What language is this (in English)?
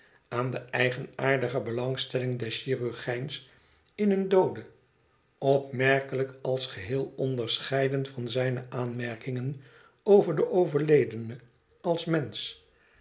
Dutch